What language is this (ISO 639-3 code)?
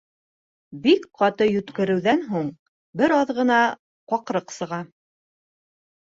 bak